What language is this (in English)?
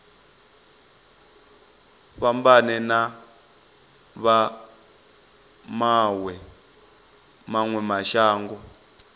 Venda